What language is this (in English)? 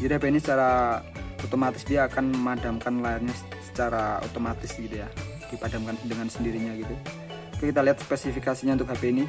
Indonesian